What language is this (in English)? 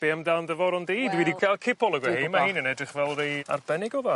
Welsh